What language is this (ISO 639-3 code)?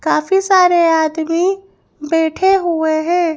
hin